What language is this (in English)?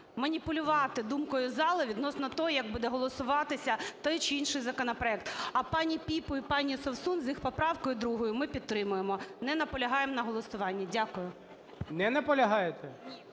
Ukrainian